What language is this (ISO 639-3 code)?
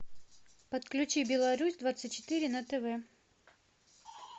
rus